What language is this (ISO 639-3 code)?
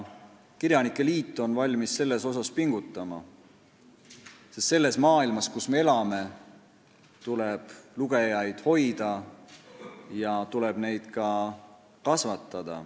est